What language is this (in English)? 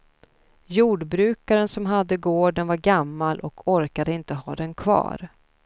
Swedish